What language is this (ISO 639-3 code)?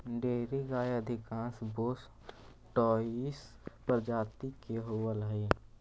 mag